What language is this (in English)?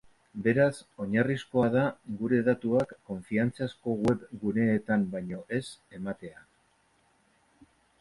Basque